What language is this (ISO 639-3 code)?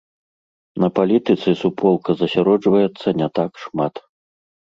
bel